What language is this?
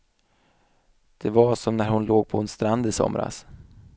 Swedish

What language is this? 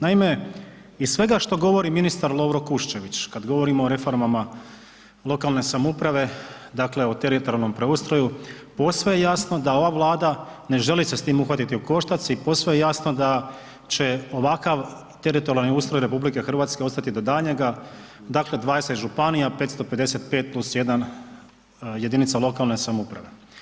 Croatian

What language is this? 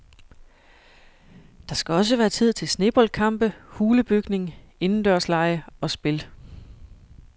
Danish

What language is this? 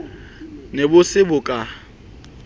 Southern Sotho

